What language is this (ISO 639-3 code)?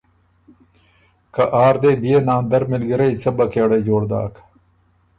oru